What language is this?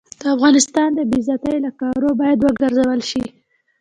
Pashto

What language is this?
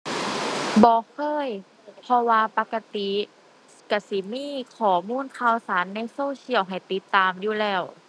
Thai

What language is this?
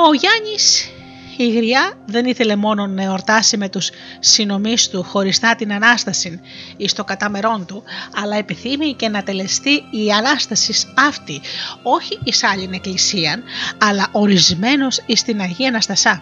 Greek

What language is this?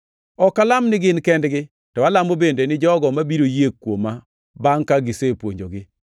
Luo (Kenya and Tanzania)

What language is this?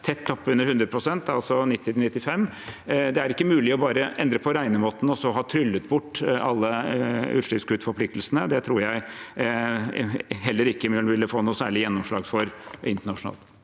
Norwegian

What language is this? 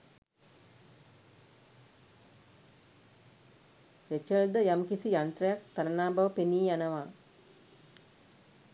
Sinhala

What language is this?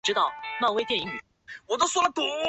Chinese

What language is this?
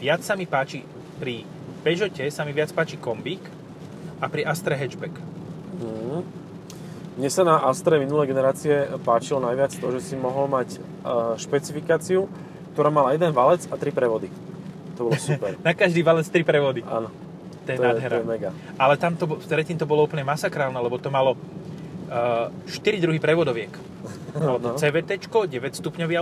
Slovak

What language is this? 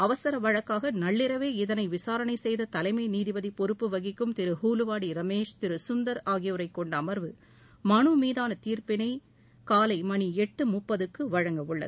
Tamil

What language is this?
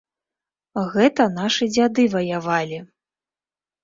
Belarusian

